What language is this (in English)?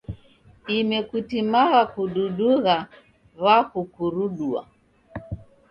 Taita